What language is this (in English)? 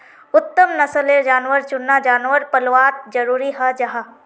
Magahi